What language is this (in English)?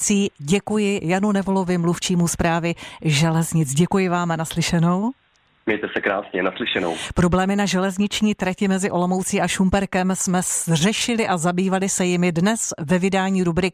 Czech